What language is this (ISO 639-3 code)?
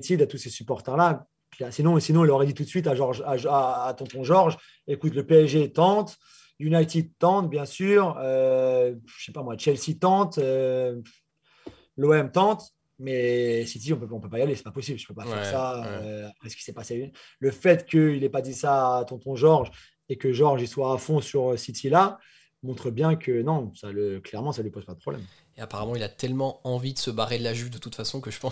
fra